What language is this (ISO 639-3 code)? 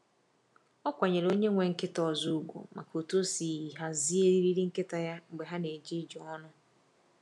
ibo